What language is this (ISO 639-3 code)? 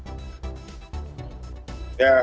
ind